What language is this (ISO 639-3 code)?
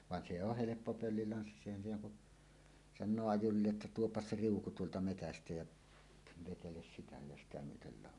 fin